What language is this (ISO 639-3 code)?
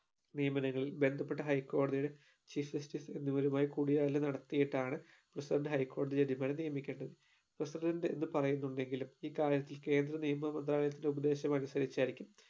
mal